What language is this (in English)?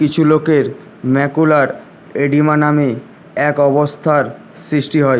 Bangla